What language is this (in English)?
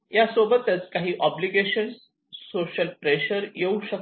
Marathi